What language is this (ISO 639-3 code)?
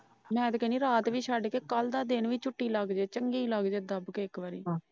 pan